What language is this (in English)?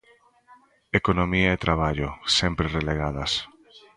Galician